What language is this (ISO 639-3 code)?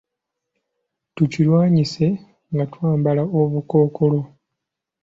lug